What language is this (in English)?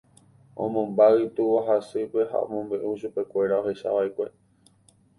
Guarani